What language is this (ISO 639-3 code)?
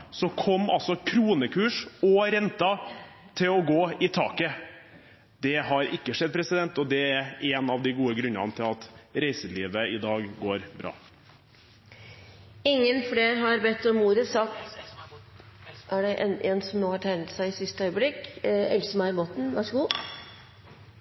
nob